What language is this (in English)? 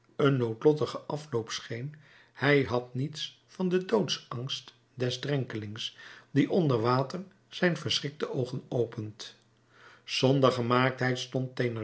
Dutch